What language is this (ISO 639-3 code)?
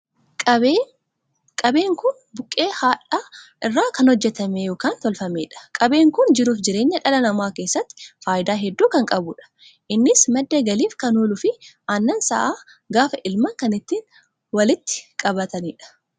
orm